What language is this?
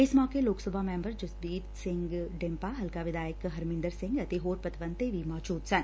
Punjabi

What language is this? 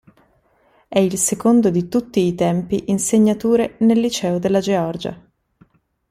Italian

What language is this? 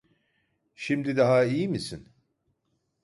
Turkish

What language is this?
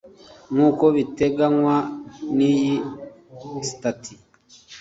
Kinyarwanda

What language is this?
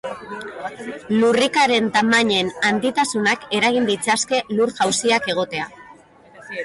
Basque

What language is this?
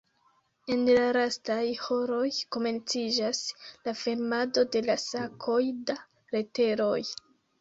Esperanto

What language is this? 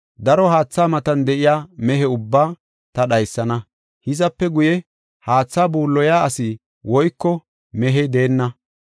Gofa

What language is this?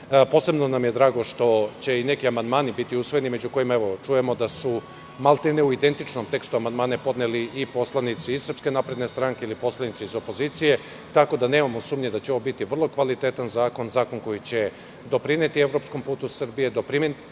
Serbian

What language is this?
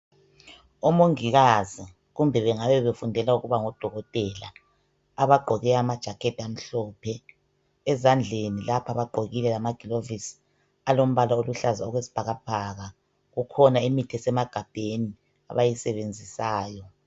North Ndebele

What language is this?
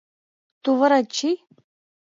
Mari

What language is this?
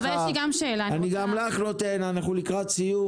Hebrew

